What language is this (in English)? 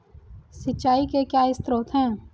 Hindi